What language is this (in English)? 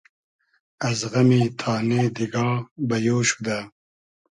Hazaragi